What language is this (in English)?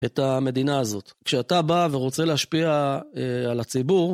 Hebrew